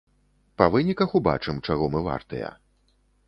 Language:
Belarusian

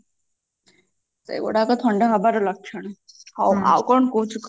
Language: Odia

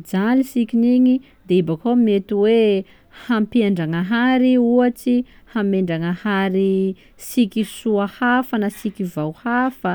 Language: Sakalava Malagasy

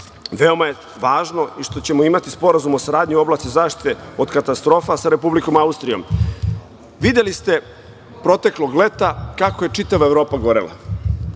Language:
Serbian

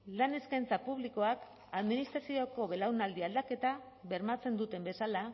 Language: Basque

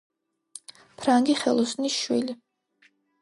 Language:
Georgian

